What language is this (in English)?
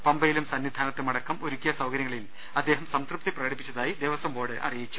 Malayalam